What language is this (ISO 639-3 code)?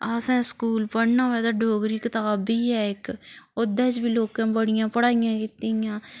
doi